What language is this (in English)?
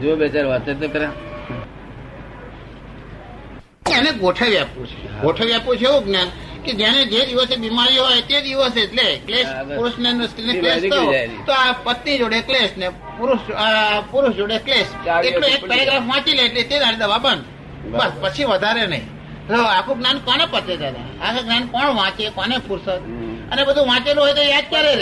Gujarati